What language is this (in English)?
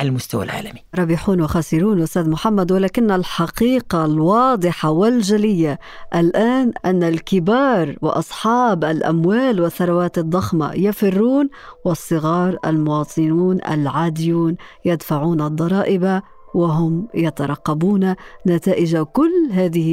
Arabic